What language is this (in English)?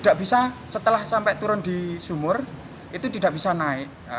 Indonesian